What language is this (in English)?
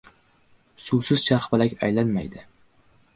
Uzbek